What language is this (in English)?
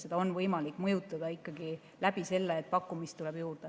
Estonian